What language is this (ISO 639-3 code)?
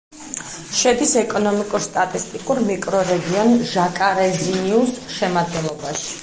kat